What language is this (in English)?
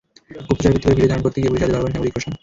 Bangla